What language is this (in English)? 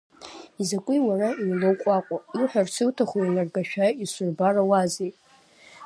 Abkhazian